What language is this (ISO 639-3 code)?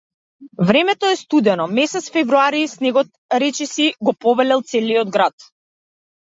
mkd